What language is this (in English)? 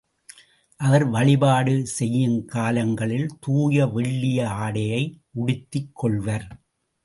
Tamil